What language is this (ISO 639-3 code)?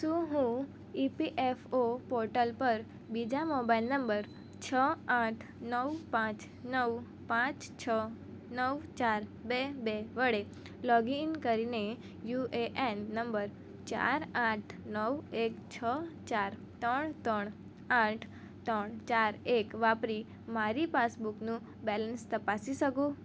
guj